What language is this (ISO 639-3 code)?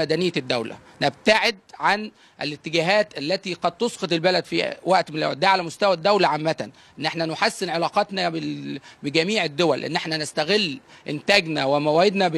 ara